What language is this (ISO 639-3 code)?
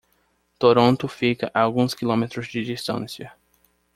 por